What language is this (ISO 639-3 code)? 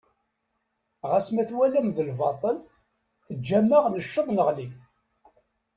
kab